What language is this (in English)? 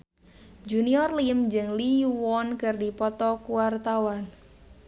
Sundanese